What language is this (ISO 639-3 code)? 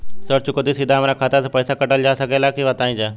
bho